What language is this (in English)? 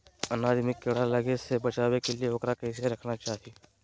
Magahi